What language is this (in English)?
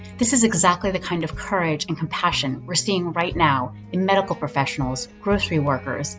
English